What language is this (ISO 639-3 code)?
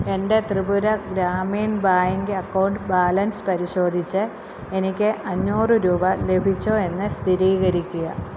mal